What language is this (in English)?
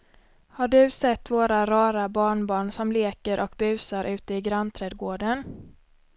Swedish